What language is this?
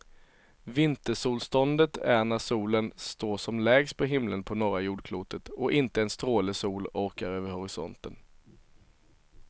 Swedish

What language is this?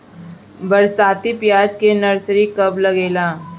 Bhojpuri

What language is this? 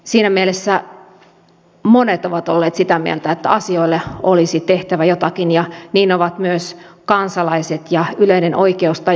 Finnish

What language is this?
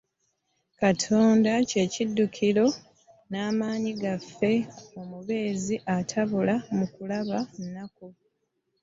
Ganda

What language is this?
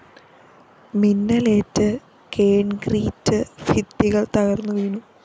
Malayalam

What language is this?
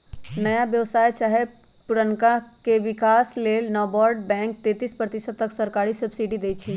Magahi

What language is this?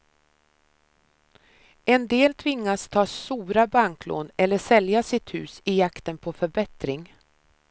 Swedish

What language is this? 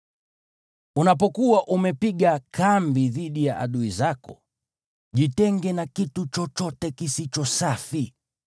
Swahili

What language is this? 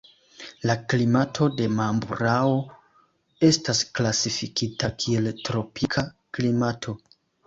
Esperanto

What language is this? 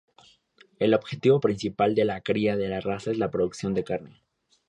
Spanish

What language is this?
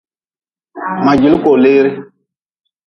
Nawdm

